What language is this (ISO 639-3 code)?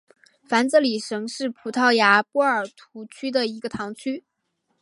zho